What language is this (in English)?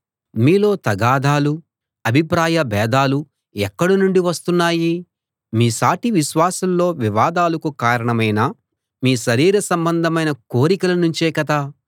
Telugu